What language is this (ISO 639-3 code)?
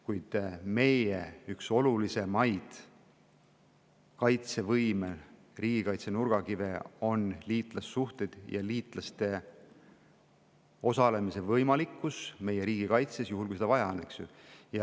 est